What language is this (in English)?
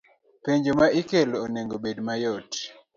Luo (Kenya and Tanzania)